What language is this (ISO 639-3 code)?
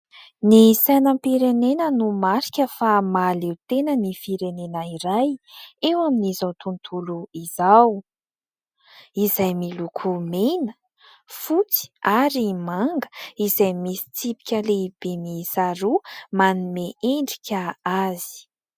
mlg